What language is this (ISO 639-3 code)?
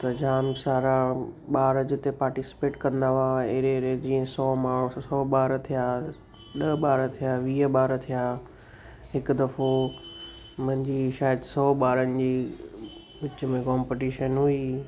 snd